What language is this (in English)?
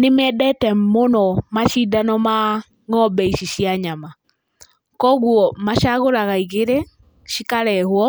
Kikuyu